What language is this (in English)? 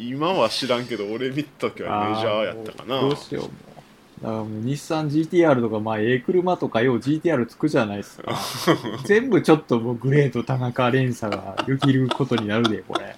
Japanese